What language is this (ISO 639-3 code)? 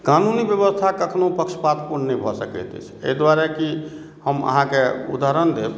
mai